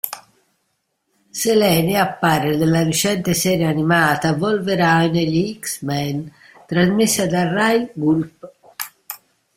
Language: Italian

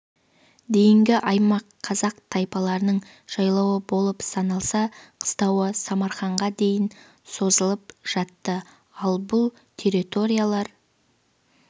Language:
Kazakh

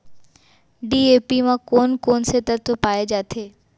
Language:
Chhattisgarhi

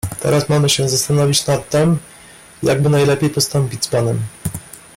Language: Polish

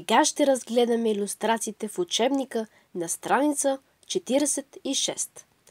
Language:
Bulgarian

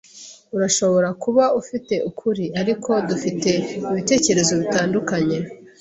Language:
Kinyarwanda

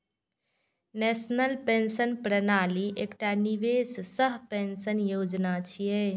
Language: Maithili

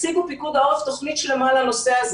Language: Hebrew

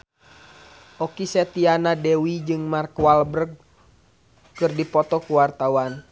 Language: Sundanese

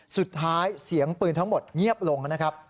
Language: Thai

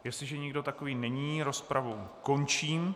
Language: Czech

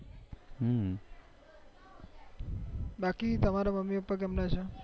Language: Gujarati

